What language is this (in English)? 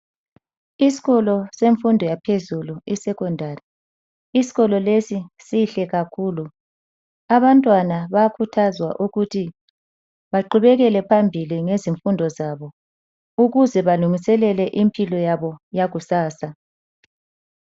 North Ndebele